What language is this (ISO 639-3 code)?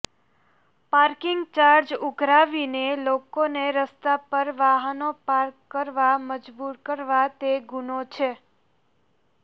guj